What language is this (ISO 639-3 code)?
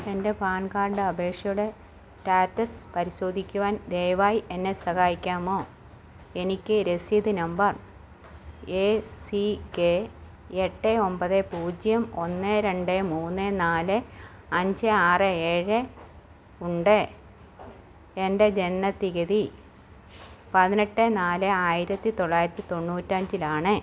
mal